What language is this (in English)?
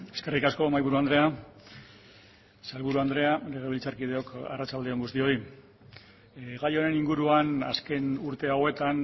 Basque